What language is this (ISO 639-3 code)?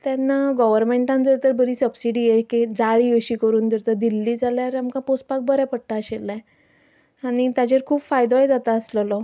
kok